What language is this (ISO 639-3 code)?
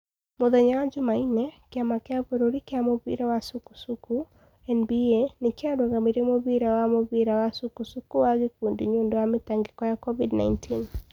kik